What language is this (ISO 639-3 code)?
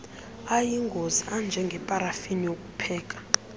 xho